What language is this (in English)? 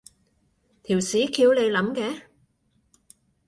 Cantonese